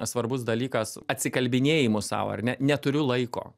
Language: Lithuanian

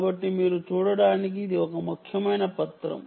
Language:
Telugu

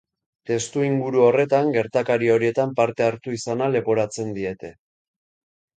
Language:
Basque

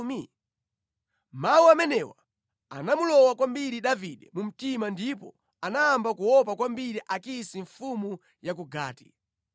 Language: Nyanja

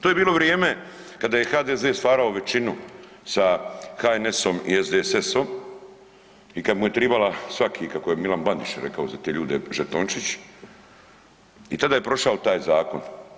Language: Croatian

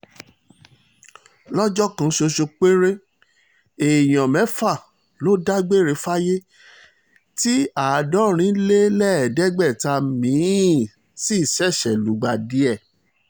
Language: Yoruba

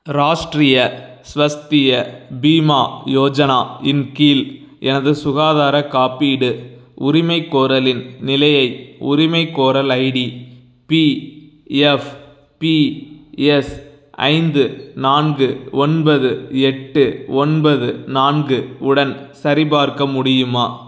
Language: Tamil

